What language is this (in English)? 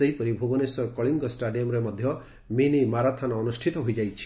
Odia